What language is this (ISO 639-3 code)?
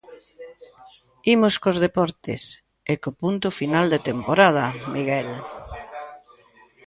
glg